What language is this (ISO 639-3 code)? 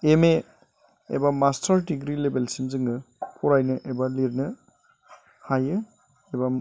brx